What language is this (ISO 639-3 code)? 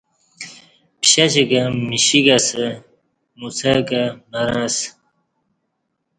bsh